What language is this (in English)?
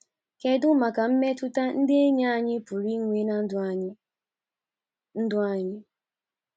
Igbo